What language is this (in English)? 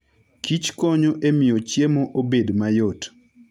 Luo (Kenya and Tanzania)